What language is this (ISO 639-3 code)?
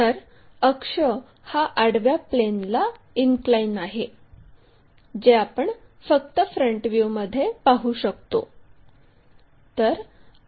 mar